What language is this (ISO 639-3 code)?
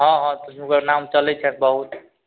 mai